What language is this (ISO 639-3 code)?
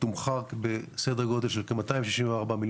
heb